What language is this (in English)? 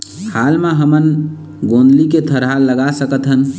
Chhattisgarhi